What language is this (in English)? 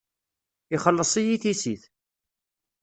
Kabyle